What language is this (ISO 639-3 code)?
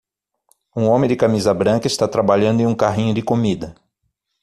por